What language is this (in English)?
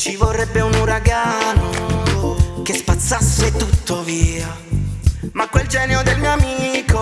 Italian